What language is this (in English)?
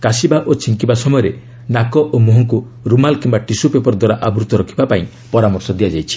Odia